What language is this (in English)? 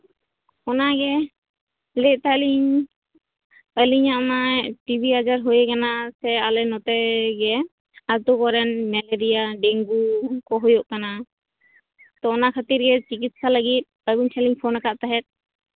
Santali